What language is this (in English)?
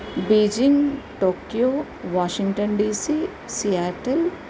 Sanskrit